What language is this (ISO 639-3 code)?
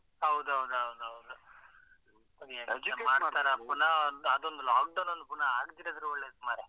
kan